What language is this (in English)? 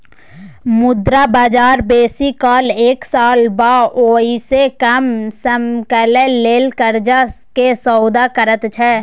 Maithili